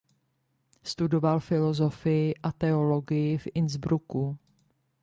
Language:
Czech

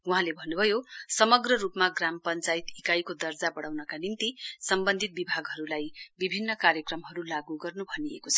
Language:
Nepali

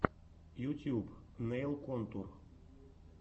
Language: Russian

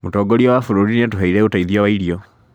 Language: Kikuyu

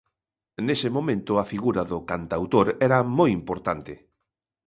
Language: Galician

